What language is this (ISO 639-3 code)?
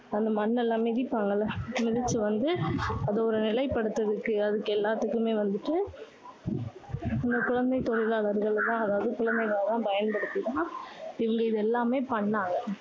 tam